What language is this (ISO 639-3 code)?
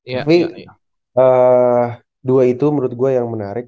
ind